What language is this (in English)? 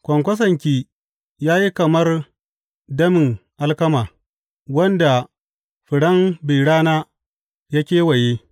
Hausa